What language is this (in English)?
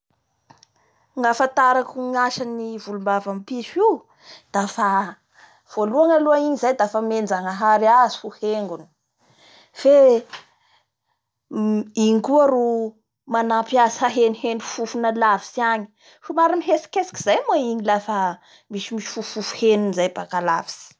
Bara Malagasy